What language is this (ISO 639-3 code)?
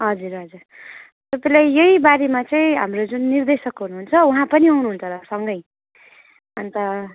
nep